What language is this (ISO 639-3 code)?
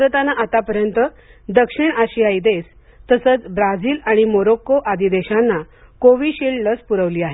mar